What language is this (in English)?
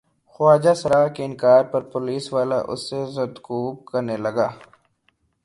Urdu